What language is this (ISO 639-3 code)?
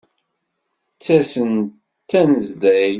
kab